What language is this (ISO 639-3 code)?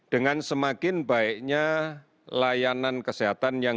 ind